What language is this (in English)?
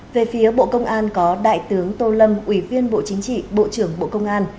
Vietnamese